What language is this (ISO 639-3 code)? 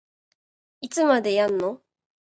jpn